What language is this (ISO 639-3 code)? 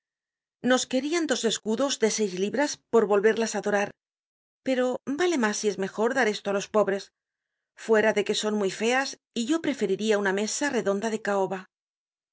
spa